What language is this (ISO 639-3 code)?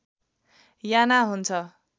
nep